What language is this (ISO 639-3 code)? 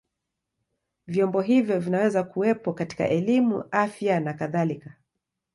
swa